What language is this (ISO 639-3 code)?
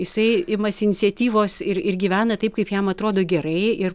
lit